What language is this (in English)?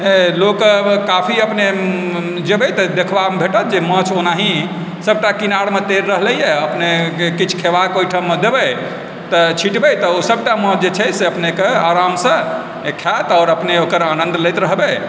Maithili